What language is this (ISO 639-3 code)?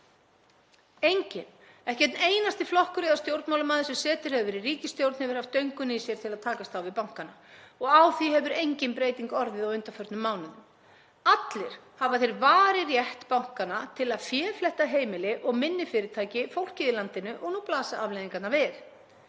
isl